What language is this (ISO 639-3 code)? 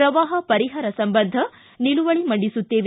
kan